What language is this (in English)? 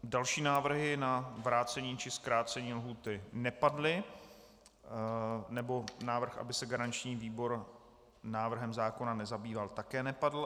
Czech